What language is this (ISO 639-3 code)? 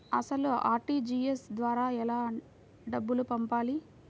tel